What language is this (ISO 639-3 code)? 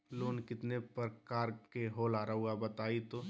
mag